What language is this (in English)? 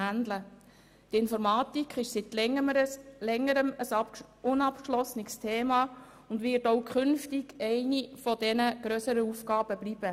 Swiss German